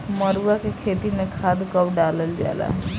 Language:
Bhojpuri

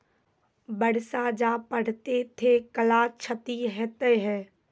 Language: Maithili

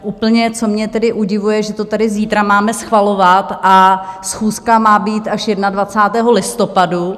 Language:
Czech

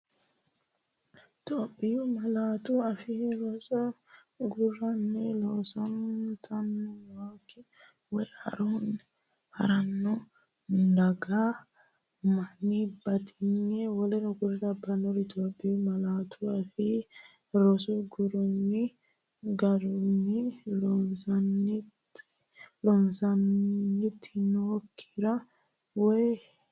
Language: Sidamo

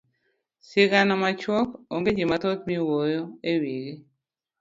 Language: Luo (Kenya and Tanzania)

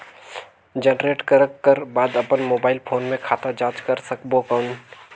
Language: Chhattisgarhi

